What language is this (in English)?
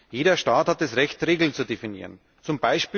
German